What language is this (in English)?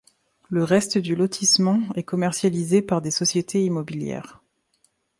French